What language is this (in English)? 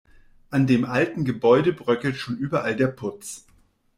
German